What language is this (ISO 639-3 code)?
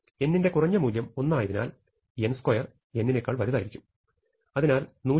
mal